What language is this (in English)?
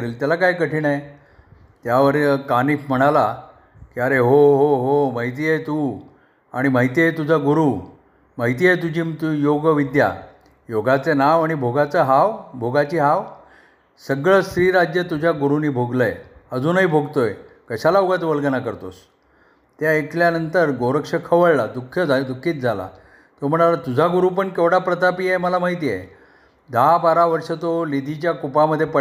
Marathi